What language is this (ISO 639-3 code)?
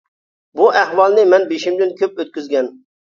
uig